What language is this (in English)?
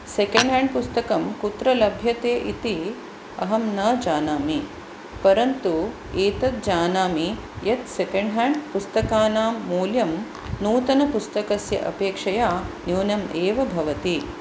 Sanskrit